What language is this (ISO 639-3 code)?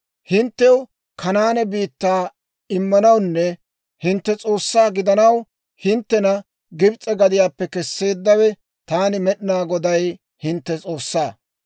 dwr